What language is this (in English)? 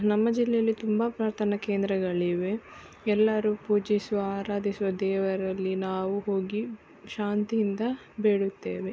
Kannada